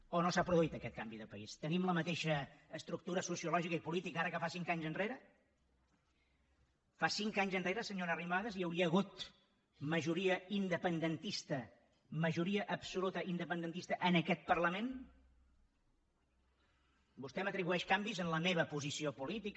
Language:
Catalan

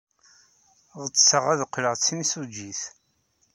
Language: Kabyle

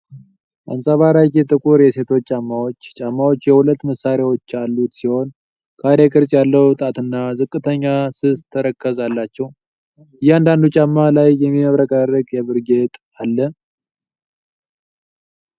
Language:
Amharic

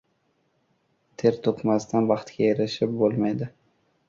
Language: Uzbek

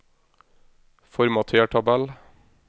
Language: Norwegian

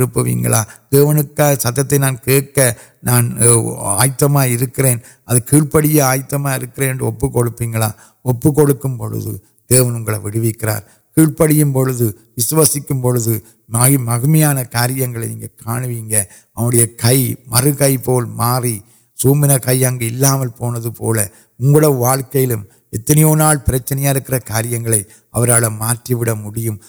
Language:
Urdu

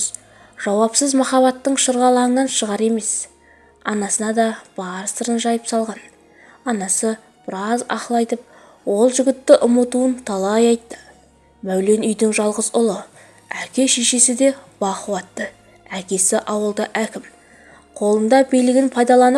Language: Turkish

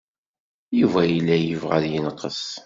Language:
Kabyle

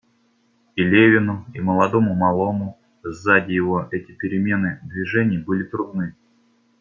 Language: Russian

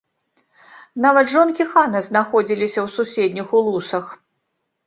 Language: Belarusian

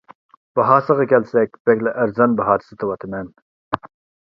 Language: Uyghur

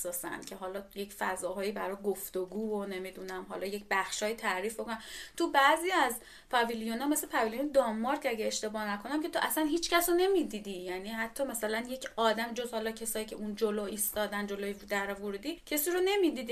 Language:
Persian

